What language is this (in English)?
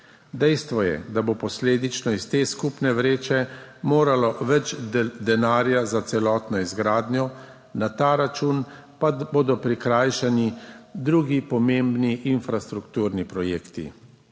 Slovenian